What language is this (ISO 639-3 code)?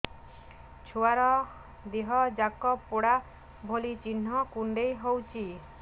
ori